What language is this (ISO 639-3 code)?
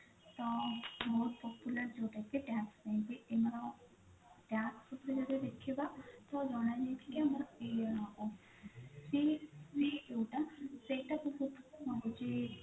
ori